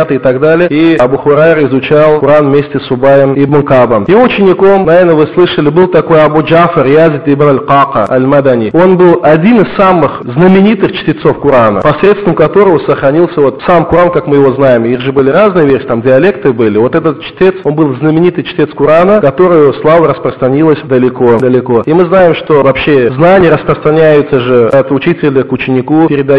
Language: Russian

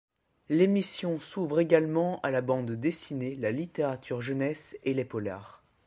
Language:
French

